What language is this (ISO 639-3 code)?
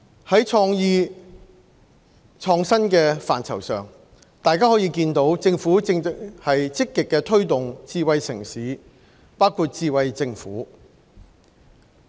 yue